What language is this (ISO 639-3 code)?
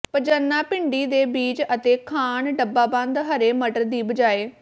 pan